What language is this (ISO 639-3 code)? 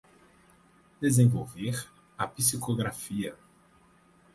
por